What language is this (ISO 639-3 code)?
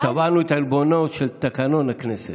heb